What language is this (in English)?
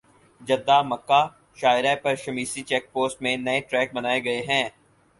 Urdu